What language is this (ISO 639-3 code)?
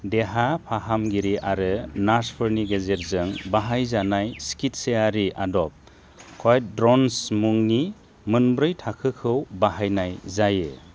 brx